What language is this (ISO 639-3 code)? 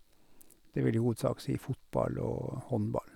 nor